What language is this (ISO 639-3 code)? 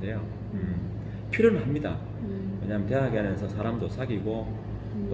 kor